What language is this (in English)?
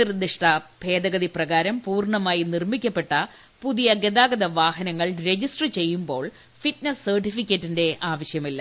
Malayalam